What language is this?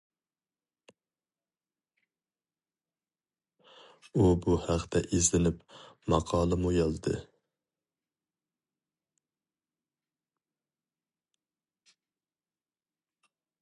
Uyghur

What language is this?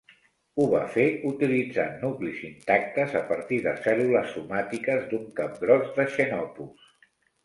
Catalan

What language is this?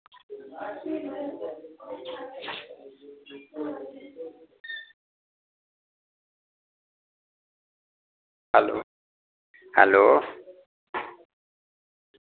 Dogri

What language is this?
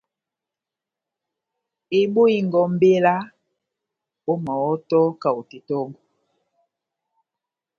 Batanga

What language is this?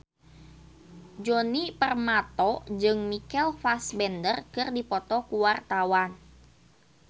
Sundanese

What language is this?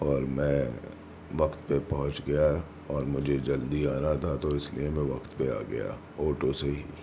Urdu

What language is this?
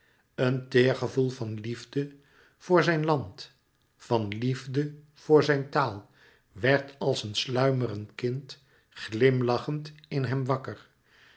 Dutch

